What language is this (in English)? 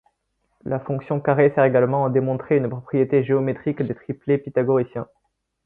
French